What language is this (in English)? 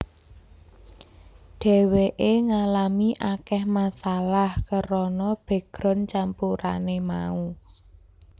Javanese